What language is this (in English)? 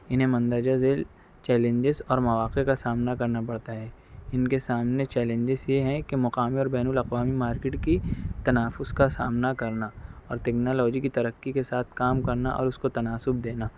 Urdu